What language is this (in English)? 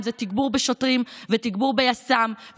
Hebrew